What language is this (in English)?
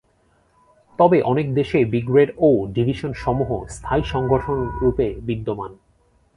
Bangla